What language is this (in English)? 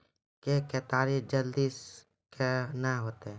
Maithili